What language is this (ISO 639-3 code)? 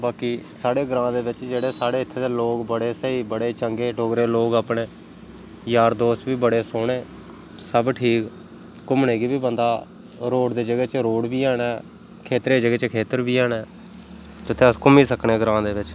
doi